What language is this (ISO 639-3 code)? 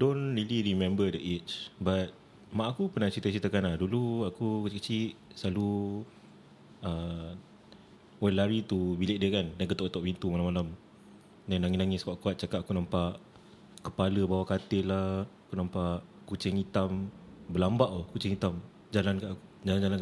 msa